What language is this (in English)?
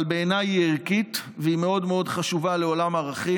Hebrew